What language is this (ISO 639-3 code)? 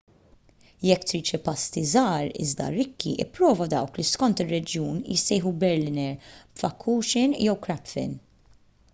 mlt